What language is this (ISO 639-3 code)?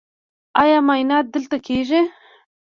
pus